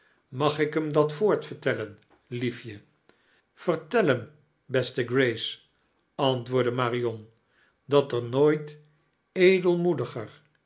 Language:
Dutch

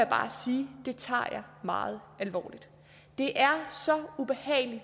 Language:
Danish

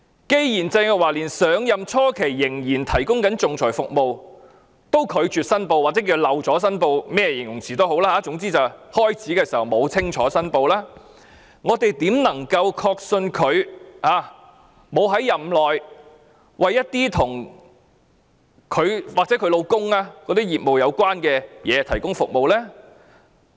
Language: Cantonese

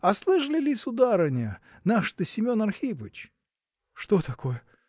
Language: Russian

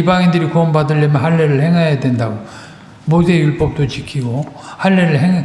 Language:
Korean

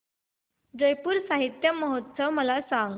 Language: Marathi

